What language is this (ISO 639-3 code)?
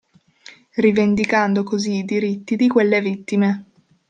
ita